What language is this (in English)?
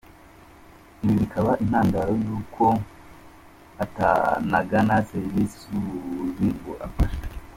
Kinyarwanda